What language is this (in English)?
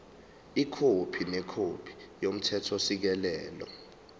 Zulu